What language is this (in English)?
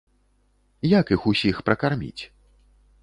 Belarusian